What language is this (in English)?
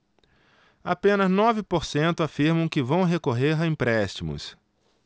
Portuguese